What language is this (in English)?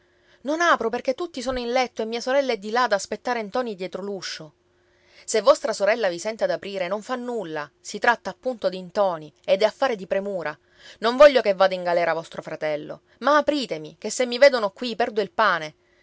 Italian